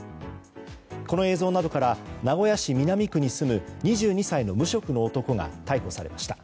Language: Japanese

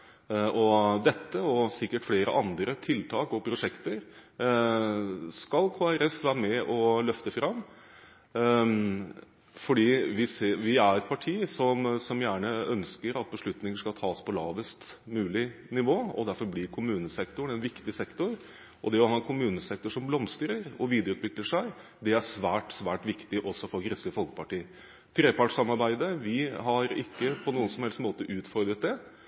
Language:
Norwegian Bokmål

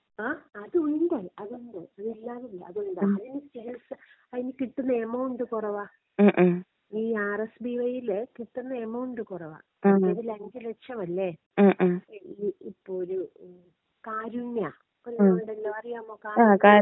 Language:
Malayalam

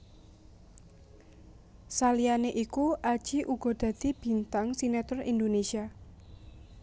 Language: Javanese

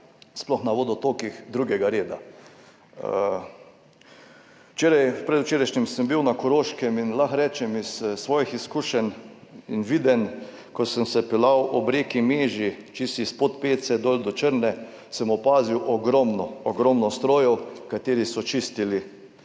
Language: Slovenian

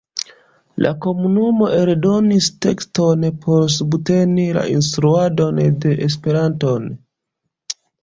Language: Esperanto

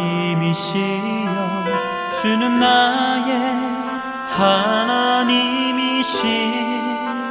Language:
Korean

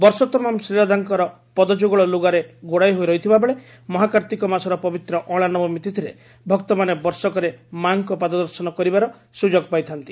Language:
Odia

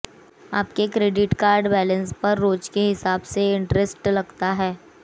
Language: Hindi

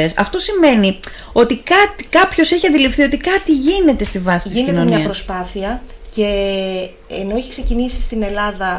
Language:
Greek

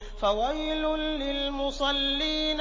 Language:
Arabic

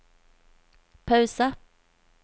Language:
Norwegian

